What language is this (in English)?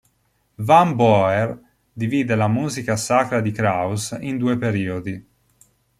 Italian